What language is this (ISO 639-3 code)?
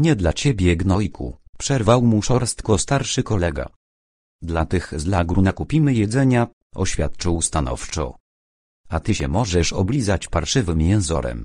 pol